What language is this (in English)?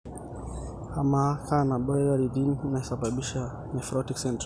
Masai